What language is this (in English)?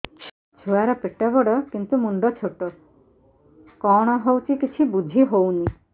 Odia